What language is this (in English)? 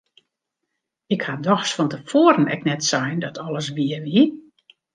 Western Frisian